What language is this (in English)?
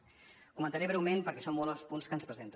Catalan